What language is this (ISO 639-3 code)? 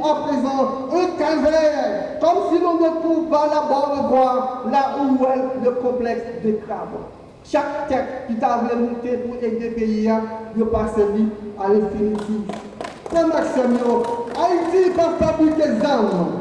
fra